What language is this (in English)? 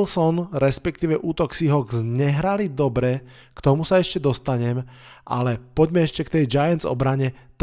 Slovak